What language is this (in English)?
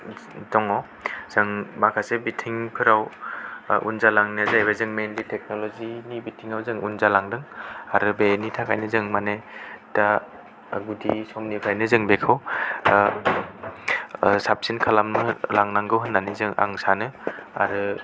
Bodo